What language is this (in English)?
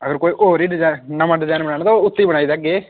Dogri